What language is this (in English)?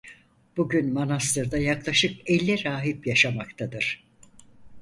Turkish